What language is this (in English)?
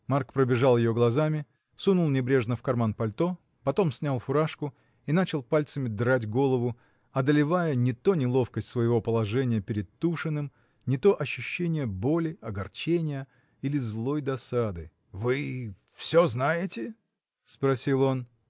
Russian